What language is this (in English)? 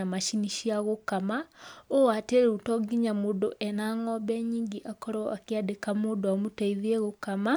Kikuyu